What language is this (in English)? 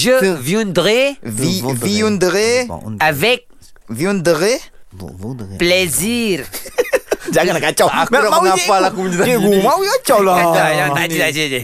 Malay